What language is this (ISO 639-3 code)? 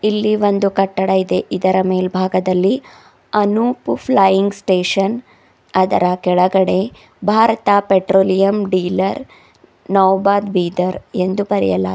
kan